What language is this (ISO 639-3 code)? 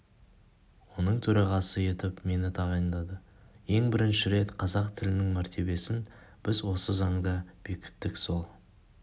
kaz